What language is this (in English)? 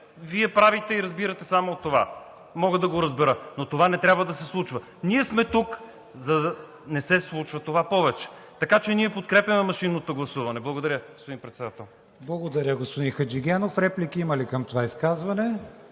Bulgarian